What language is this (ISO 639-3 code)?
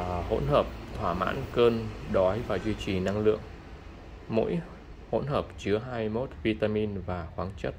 vie